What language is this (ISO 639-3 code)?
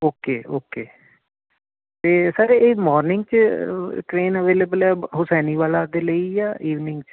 pan